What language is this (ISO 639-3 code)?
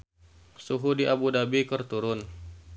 sun